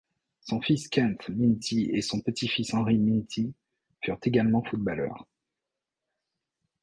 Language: French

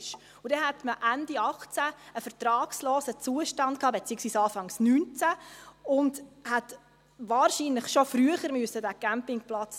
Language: Swiss German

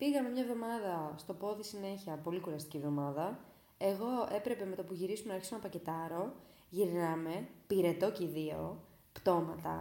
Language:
Greek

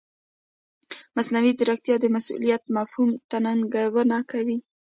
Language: Pashto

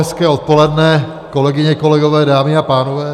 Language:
Czech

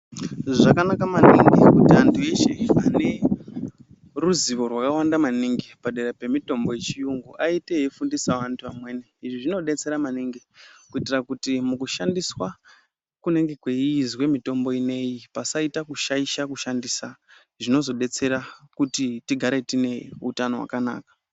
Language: Ndau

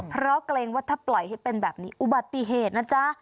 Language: Thai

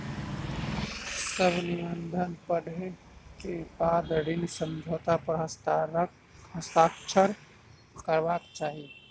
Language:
Maithili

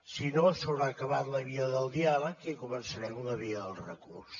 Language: Catalan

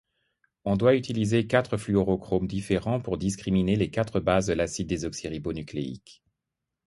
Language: French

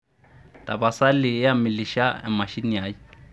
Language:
Masai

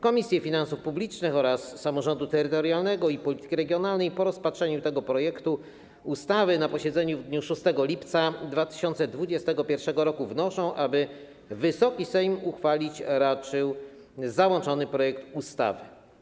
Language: Polish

